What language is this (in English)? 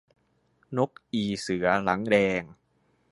Thai